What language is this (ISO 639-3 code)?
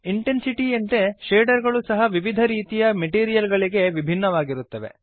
kan